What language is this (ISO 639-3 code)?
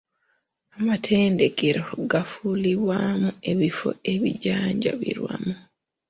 lug